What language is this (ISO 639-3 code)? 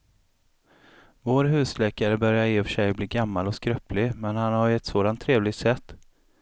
swe